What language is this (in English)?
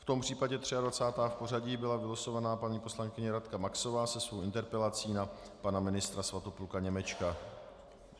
Czech